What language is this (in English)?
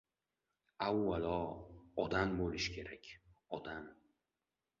Uzbek